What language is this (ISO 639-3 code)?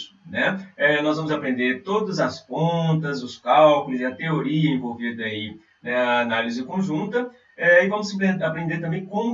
por